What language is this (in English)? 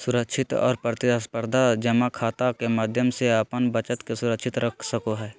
Magahi